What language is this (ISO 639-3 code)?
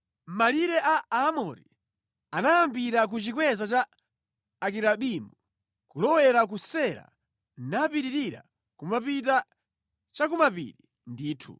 nya